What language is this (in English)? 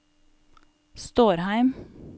Norwegian